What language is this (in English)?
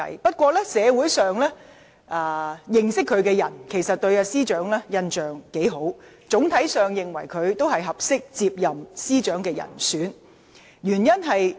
Cantonese